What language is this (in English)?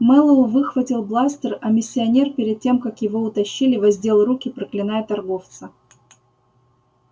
Russian